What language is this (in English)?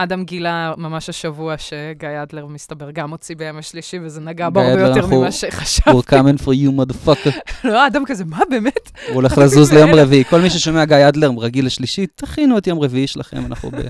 Hebrew